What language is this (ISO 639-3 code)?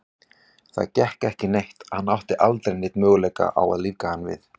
isl